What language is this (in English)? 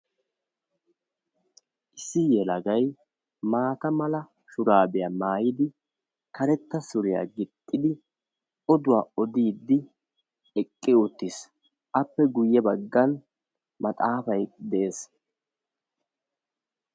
Wolaytta